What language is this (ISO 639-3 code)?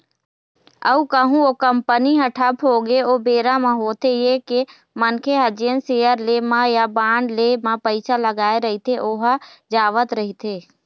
hne